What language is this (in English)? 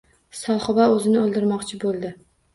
Uzbek